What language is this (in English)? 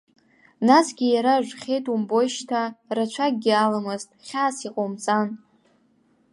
Abkhazian